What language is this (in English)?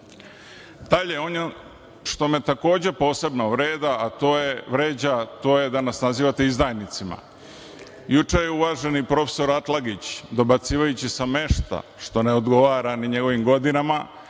Serbian